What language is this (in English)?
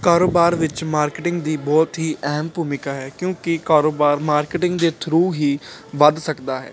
Punjabi